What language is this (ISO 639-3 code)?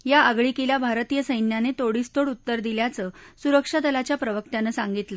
mar